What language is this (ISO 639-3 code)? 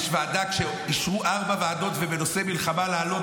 heb